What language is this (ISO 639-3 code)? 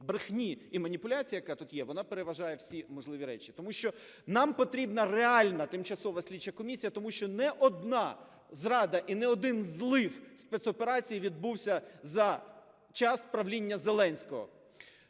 ukr